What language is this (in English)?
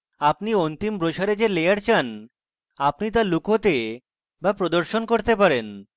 Bangla